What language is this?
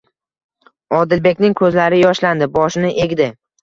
Uzbek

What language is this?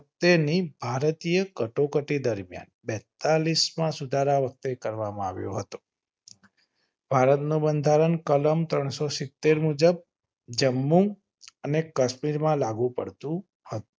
Gujarati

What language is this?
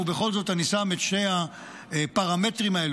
Hebrew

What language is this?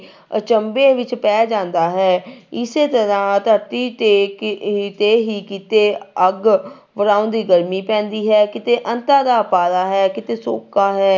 Punjabi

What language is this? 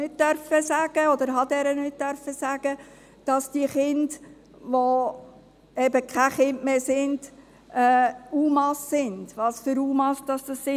Swiss German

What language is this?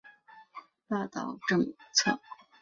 Chinese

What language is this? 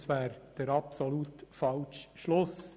Swiss German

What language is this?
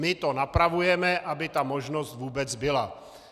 Czech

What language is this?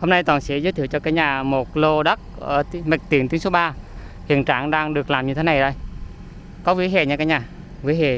Vietnamese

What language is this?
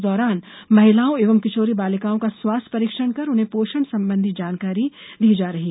Hindi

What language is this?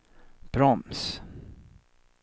Swedish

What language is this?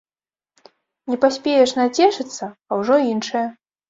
Belarusian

